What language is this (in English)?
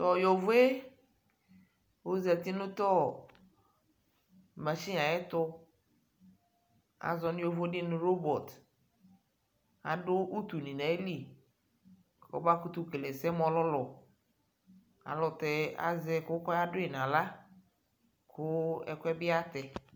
Ikposo